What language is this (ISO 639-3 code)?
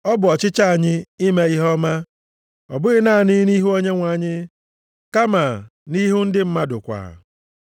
ibo